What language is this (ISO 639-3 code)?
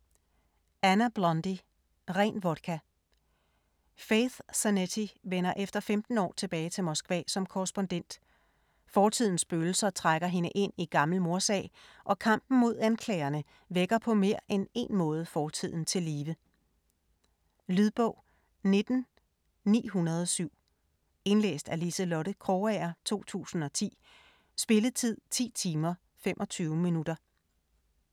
dan